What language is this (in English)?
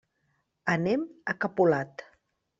Catalan